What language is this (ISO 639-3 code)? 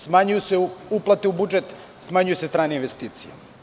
srp